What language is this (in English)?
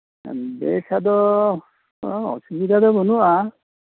Santali